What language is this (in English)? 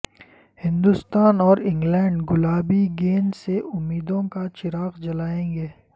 Urdu